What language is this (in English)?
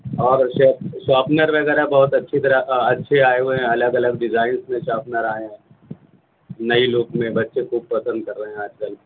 Urdu